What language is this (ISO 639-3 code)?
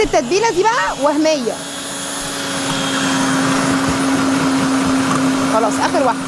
ara